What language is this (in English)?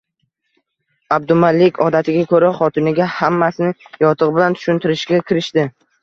Uzbek